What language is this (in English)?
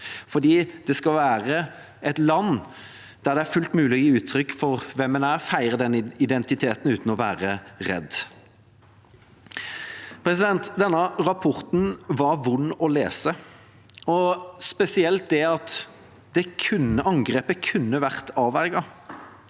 Norwegian